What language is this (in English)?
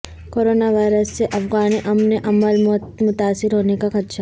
Urdu